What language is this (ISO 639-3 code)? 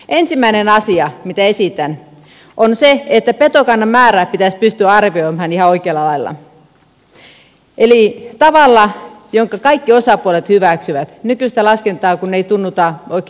fin